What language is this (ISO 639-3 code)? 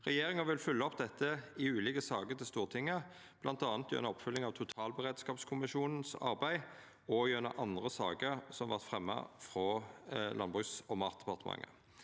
nor